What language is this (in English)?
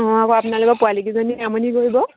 Assamese